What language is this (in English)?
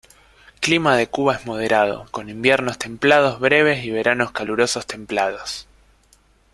Spanish